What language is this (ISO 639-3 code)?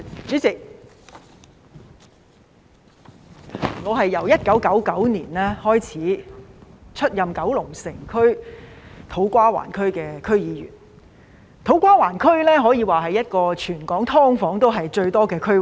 yue